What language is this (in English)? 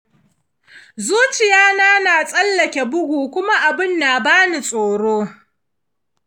Hausa